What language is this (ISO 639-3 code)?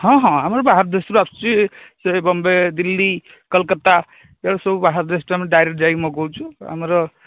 ori